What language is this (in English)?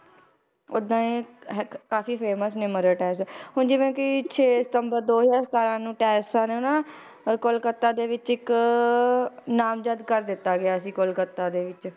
Punjabi